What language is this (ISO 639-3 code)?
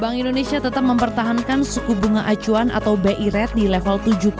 ind